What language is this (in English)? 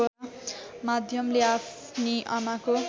Nepali